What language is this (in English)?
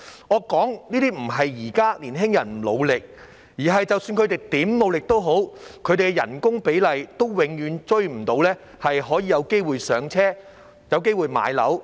Cantonese